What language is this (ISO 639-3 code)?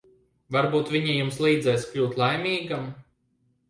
lav